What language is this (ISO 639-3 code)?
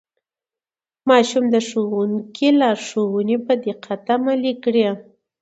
pus